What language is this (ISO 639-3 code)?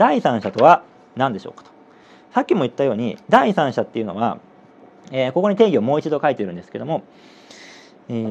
jpn